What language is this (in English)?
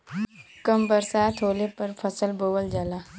Bhojpuri